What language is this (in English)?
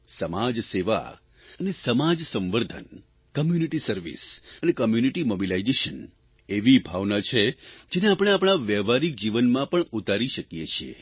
Gujarati